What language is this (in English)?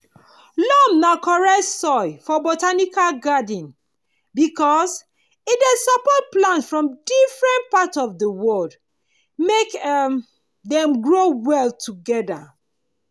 Nigerian Pidgin